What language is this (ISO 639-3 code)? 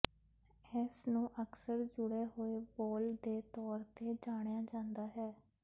pan